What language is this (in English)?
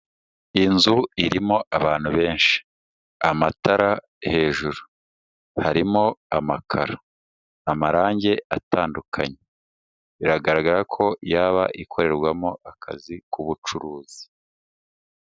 Kinyarwanda